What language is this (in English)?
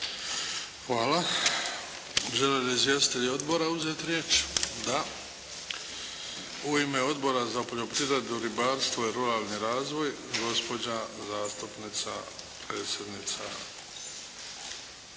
Croatian